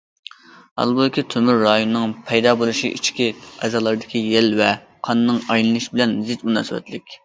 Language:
Uyghur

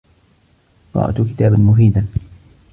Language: Arabic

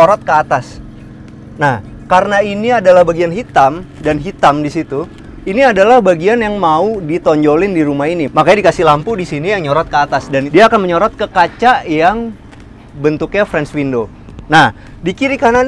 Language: Indonesian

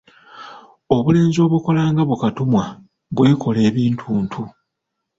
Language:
Ganda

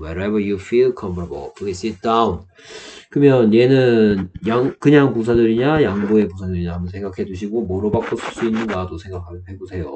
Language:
Korean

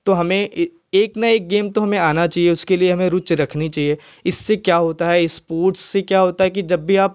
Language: Hindi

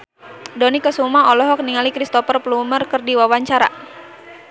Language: Sundanese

